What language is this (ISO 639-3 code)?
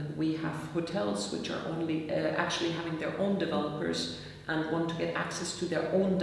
eng